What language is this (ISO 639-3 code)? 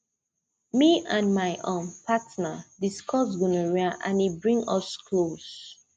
pcm